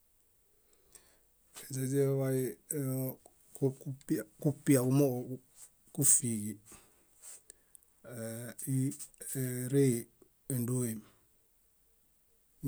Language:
Bayot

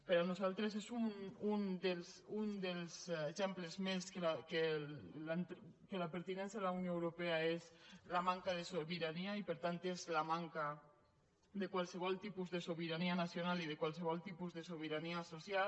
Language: Catalan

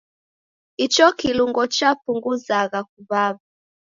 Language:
Taita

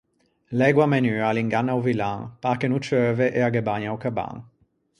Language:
Ligurian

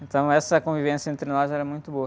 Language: Portuguese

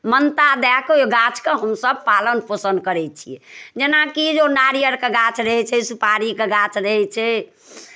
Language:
Maithili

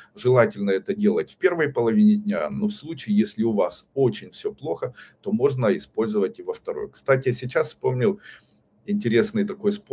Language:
Russian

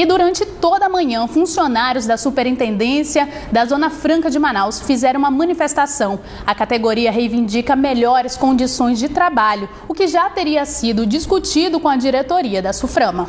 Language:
Portuguese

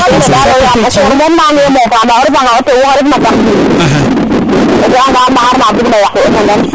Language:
Serer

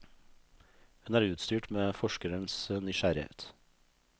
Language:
Norwegian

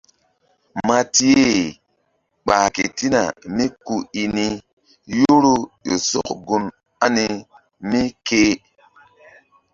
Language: Mbum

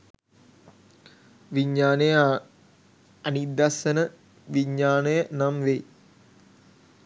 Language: Sinhala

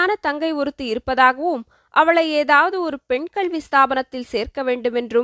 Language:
Tamil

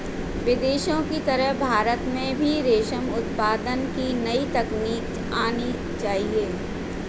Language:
Hindi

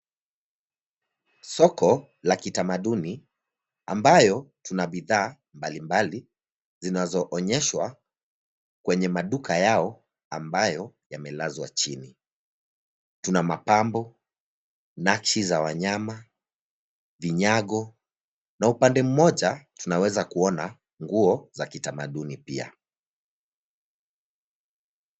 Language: Swahili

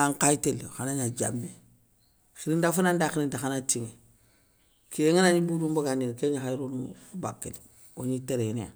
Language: Soninke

